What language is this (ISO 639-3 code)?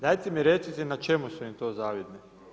hrv